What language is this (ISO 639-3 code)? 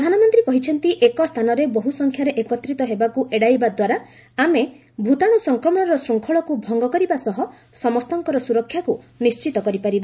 ori